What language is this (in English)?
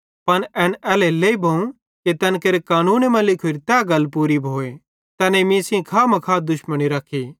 Bhadrawahi